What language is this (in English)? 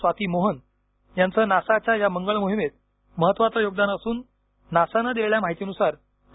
Marathi